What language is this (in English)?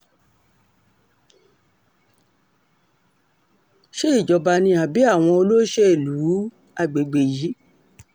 Yoruba